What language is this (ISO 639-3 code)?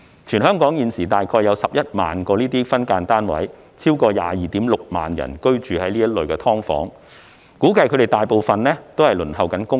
yue